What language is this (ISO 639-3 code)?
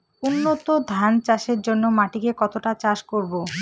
ben